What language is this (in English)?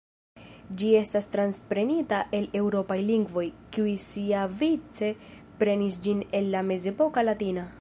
Esperanto